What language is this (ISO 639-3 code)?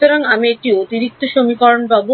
ben